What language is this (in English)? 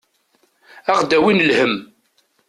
Kabyle